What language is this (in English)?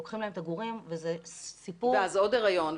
Hebrew